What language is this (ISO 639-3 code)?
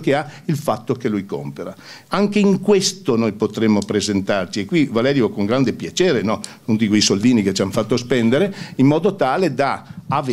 ita